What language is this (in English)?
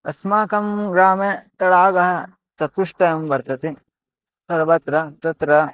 Sanskrit